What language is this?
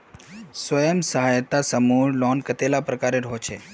Magahi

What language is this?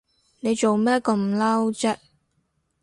Cantonese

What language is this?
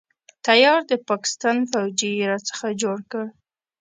Pashto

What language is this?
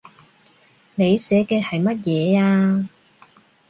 Cantonese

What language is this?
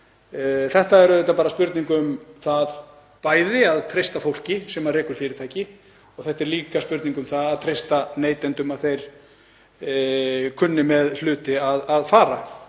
Icelandic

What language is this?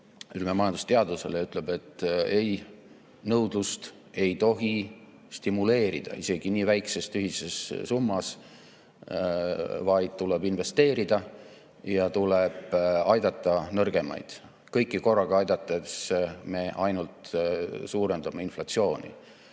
Estonian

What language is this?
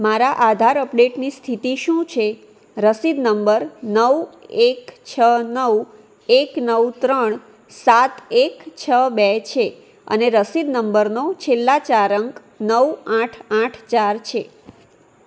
Gujarati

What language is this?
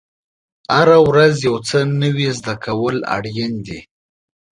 Pashto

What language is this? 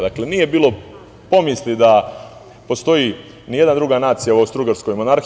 Serbian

